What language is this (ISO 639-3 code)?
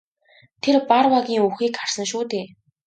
mon